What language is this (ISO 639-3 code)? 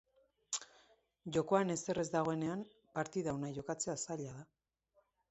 eus